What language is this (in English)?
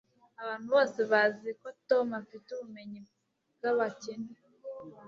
Kinyarwanda